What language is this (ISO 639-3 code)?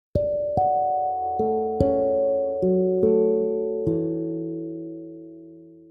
ind